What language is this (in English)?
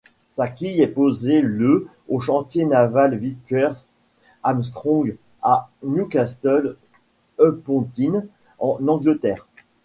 French